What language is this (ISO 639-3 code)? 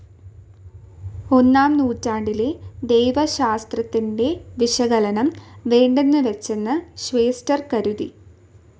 mal